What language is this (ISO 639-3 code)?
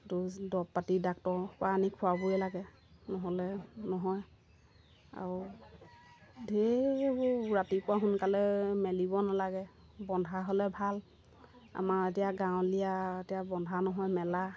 asm